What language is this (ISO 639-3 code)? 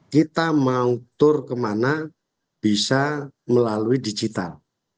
ind